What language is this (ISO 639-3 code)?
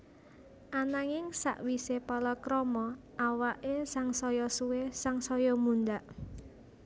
jav